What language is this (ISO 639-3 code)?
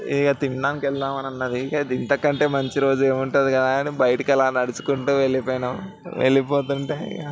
tel